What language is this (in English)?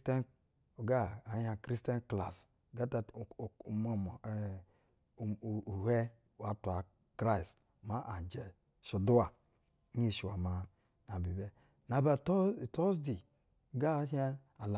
Basa (Nigeria)